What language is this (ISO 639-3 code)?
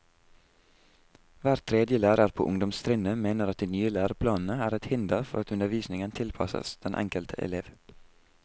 nor